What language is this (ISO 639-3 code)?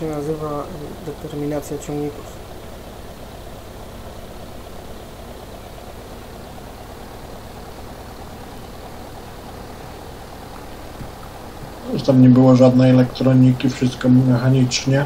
pol